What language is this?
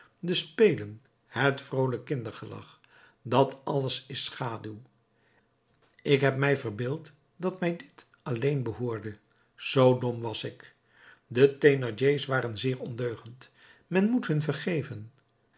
Dutch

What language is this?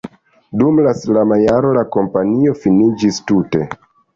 Esperanto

